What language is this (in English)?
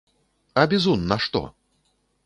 Belarusian